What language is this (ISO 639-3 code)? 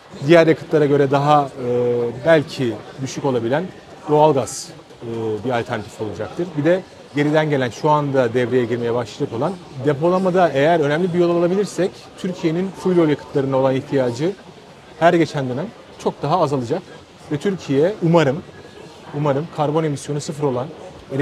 tur